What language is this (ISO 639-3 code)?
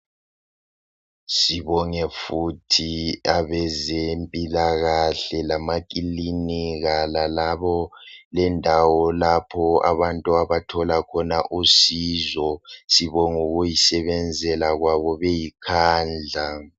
nde